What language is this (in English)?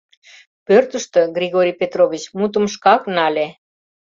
Mari